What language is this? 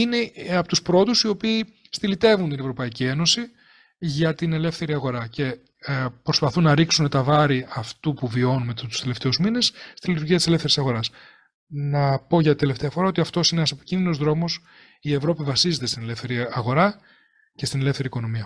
Greek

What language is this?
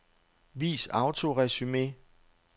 Danish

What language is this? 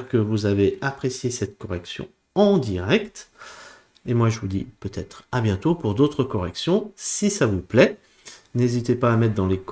French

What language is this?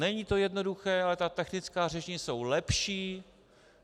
Czech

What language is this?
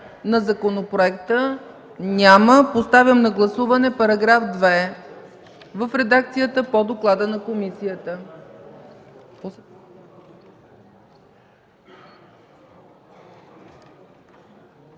Bulgarian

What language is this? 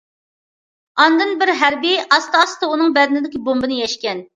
Uyghur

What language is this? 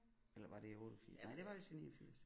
Danish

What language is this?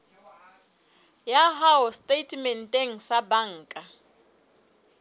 Southern Sotho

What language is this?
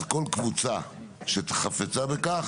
Hebrew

